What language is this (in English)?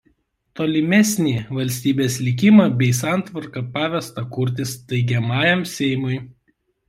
Lithuanian